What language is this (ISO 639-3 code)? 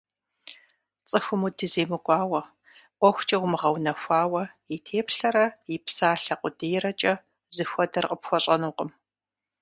kbd